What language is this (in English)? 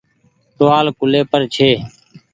Goaria